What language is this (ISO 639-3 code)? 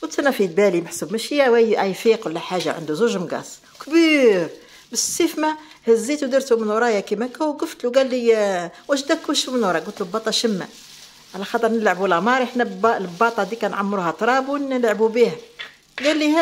ara